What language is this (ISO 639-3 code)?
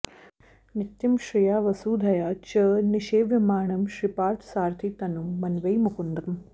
san